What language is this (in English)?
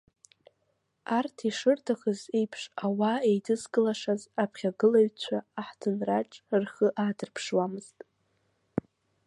Abkhazian